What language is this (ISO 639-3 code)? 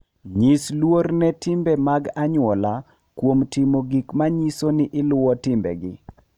luo